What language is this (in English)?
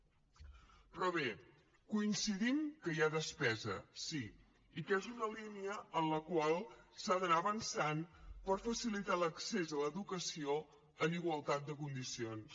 Catalan